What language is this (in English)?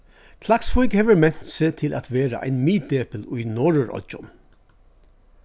Faroese